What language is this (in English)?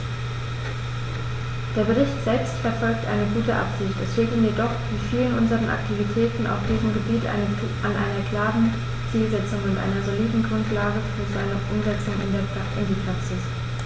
German